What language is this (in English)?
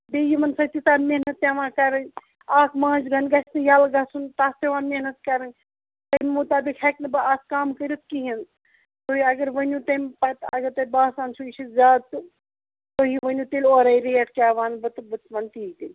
Kashmiri